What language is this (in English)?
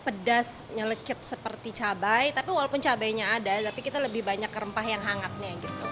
Indonesian